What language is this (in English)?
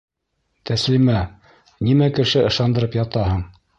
Bashkir